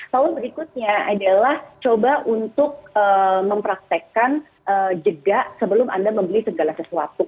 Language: Indonesian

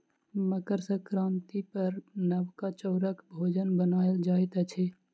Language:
Maithili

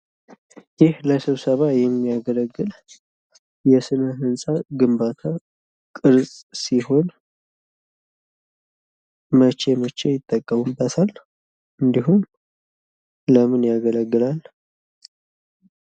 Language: Amharic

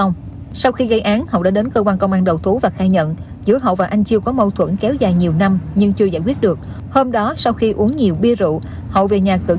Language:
Vietnamese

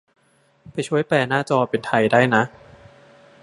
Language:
Thai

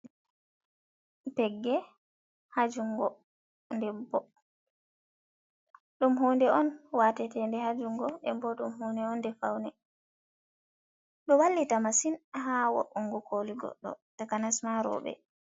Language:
Fula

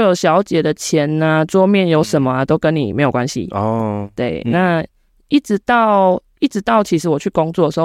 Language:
Chinese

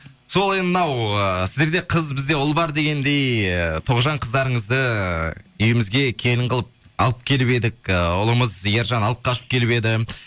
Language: Kazakh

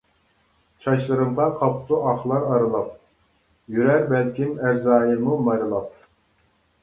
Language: Uyghur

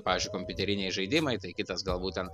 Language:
Lithuanian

